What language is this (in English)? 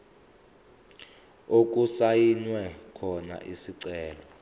Zulu